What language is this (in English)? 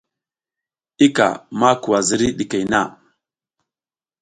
South Giziga